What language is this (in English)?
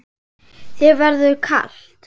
Icelandic